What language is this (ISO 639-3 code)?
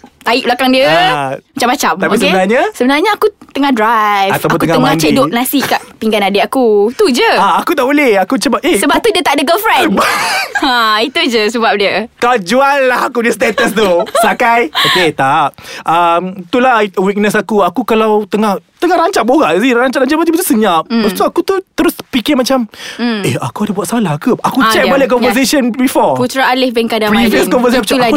msa